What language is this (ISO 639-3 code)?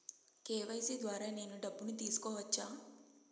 tel